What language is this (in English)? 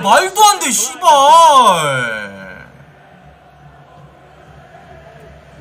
Korean